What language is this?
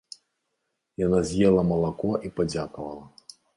Belarusian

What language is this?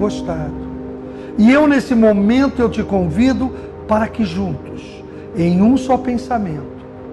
Portuguese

